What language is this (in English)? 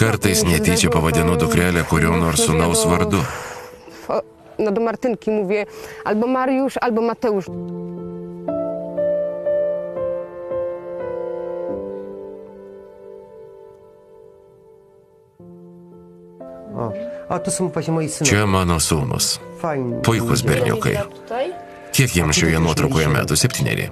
Lithuanian